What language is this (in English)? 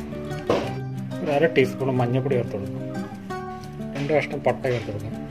Romanian